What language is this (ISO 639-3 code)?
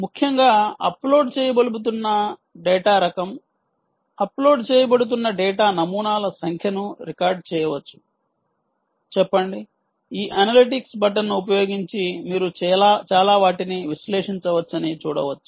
tel